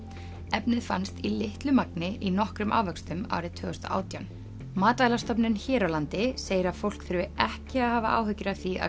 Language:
Icelandic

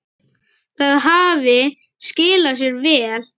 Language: Icelandic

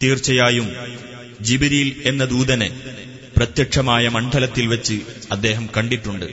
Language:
Malayalam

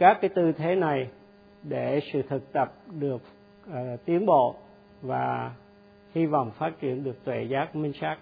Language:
Vietnamese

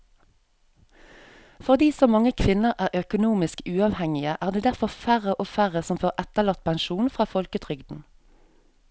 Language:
Norwegian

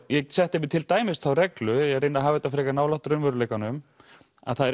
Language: Icelandic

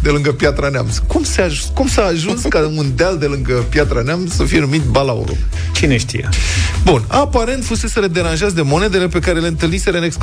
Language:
Romanian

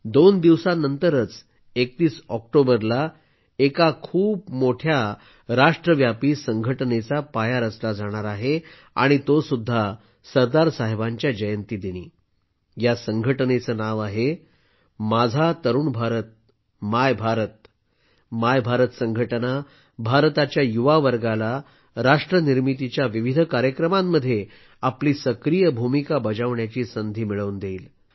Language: Marathi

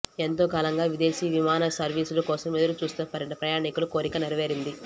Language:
Telugu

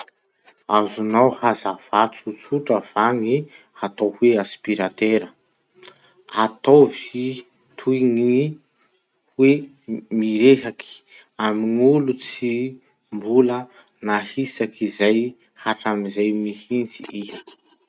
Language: Masikoro Malagasy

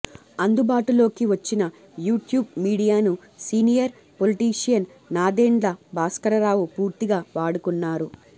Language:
Telugu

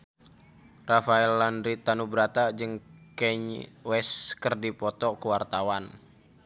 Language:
Sundanese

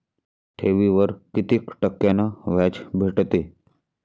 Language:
Marathi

